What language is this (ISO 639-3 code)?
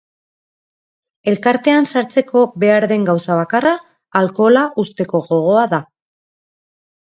eus